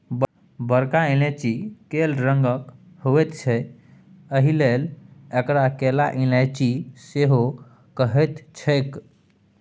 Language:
Maithili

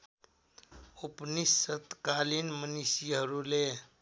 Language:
Nepali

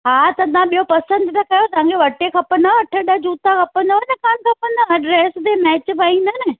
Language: Sindhi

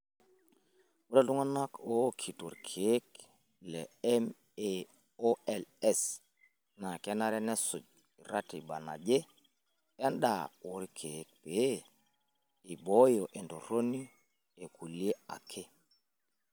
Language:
Masai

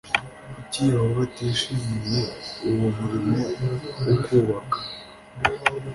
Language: Kinyarwanda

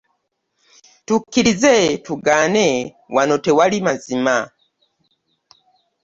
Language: Ganda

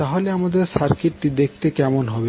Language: Bangla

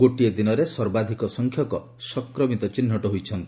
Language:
Odia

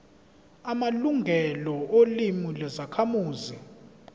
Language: Zulu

